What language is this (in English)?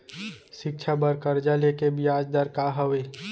Chhattisgarhi